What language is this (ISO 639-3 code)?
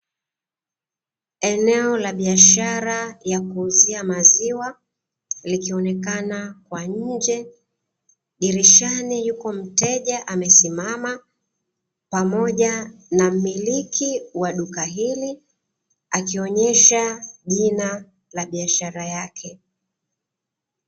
swa